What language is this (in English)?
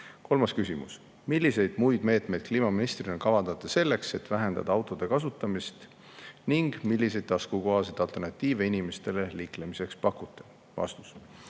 Estonian